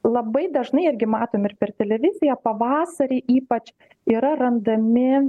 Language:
Lithuanian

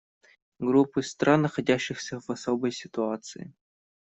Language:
Russian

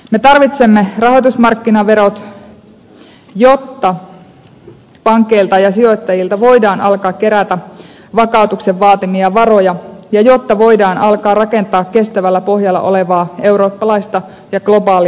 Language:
Finnish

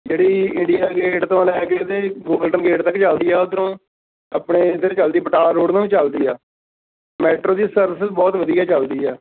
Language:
Punjabi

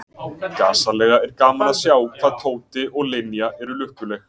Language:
Icelandic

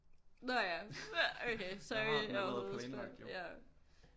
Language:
Danish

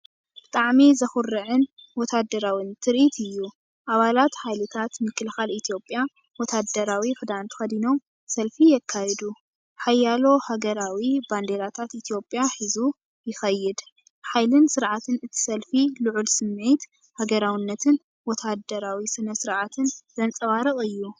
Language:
Tigrinya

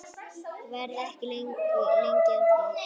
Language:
Icelandic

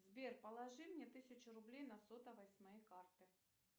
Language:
Russian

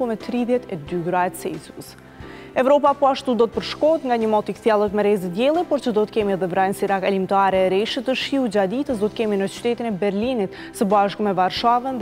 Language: Romanian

